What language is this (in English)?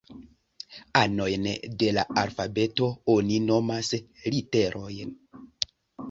Esperanto